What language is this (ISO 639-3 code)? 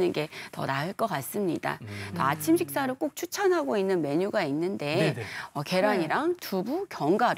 kor